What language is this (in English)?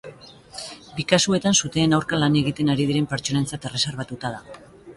Basque